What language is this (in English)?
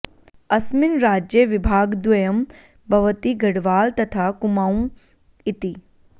Sanskrit